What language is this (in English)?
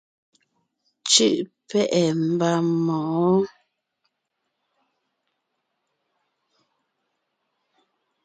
Ngiemboon